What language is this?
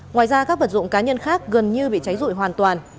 Vietnamese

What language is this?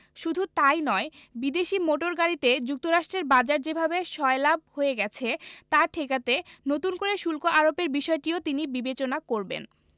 Bangla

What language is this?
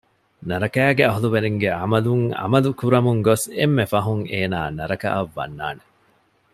Divehi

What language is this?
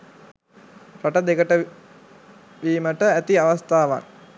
Sinhala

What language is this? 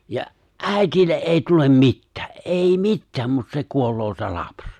Finnish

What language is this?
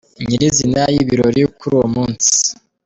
Kinyarwanda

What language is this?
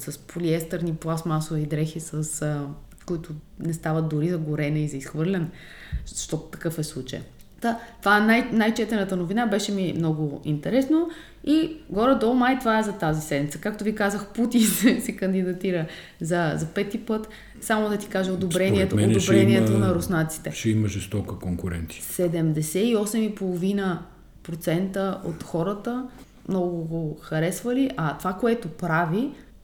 Bulgarian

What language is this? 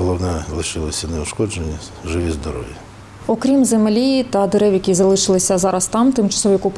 Ukrainian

